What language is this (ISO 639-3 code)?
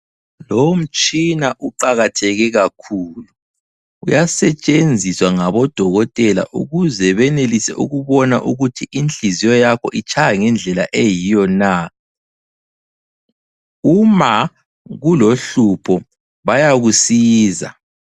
nde